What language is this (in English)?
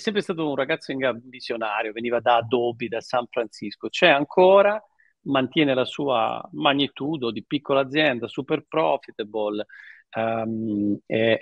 Italian